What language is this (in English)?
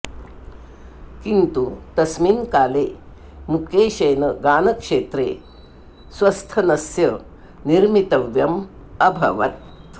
Sanskrit